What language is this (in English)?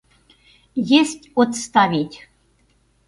Mari